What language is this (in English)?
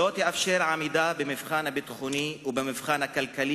Hebrew